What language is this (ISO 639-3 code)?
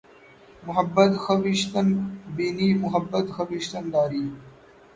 urd